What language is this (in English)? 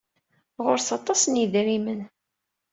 Kabyle